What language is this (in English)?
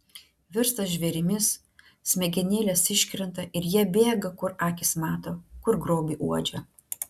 Lithuanian